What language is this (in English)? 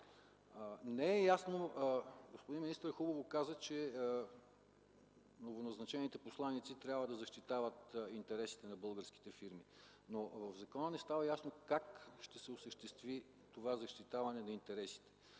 Bulgarian